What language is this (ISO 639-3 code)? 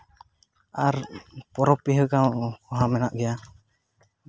sat